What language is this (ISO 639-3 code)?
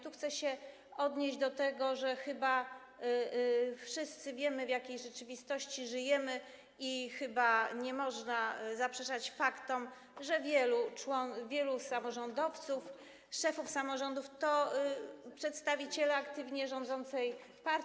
pol